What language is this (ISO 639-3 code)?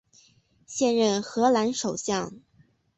zho